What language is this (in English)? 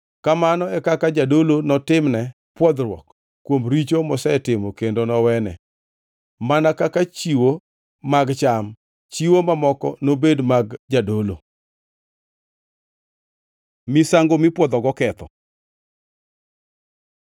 Luo (Kenya and Tanzania)